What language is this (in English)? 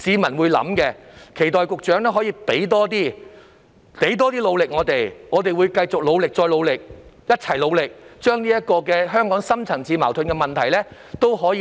Cantonese